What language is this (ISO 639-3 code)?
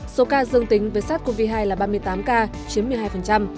vie